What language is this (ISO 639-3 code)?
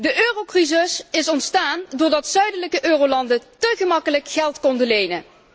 nld